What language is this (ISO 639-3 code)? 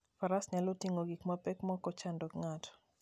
luo